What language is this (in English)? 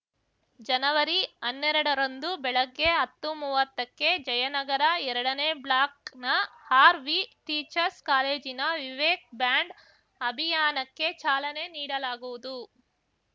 Kannada